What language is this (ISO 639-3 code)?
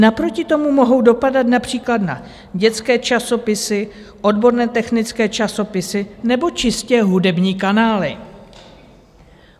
ces